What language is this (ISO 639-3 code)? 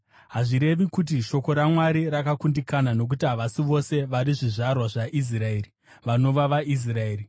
sna